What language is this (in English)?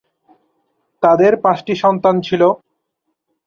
Bangla